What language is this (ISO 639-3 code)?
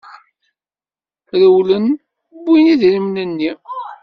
kab